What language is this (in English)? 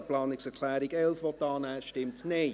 Swiss German